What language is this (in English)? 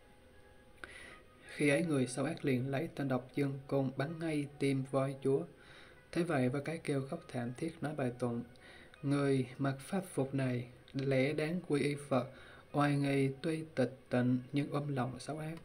Vietnamese